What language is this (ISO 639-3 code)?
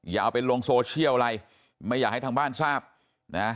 tha